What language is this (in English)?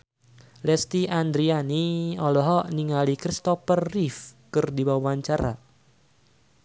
Sundanese